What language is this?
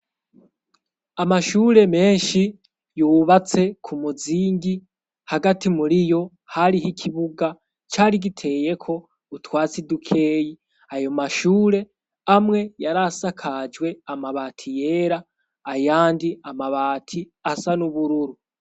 Rundi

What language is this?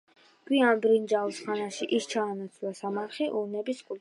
Georgian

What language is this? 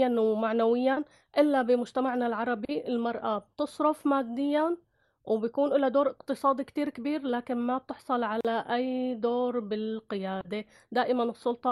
Arabic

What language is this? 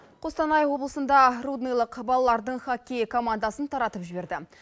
Kazakh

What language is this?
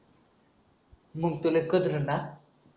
Marathi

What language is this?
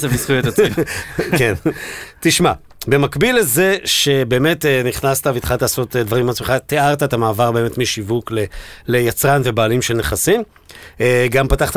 Hebrew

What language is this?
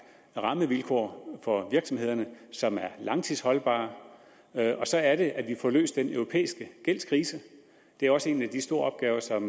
Danish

